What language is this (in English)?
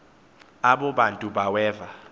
Xhosa